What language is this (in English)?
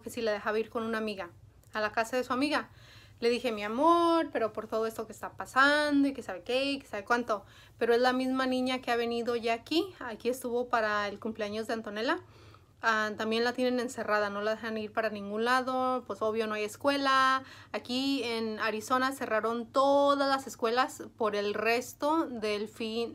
Spanish